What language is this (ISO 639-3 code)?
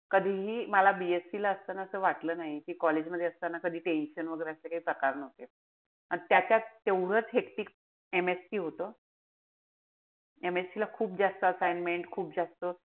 mar